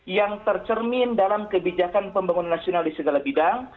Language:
Indonesian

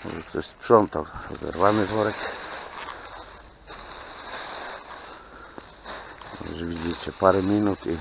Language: Polish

